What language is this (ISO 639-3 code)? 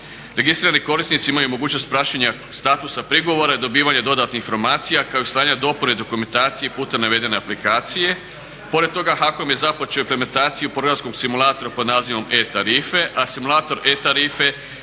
hrv